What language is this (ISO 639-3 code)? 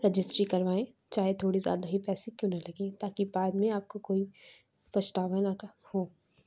urd